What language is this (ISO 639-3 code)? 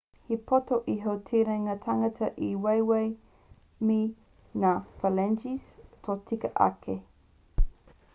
mri